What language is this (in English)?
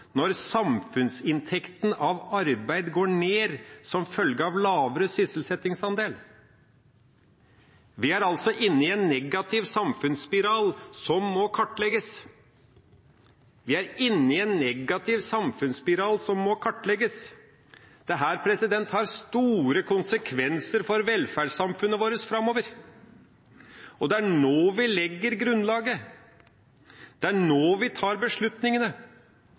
Norwegian Nynorsk